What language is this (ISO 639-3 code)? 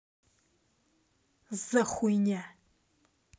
rus